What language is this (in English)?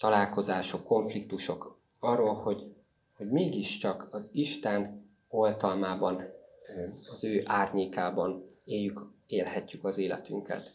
Hungarian